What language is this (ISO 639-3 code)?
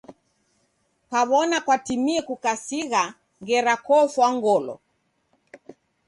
dav